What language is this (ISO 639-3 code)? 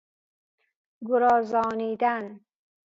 fas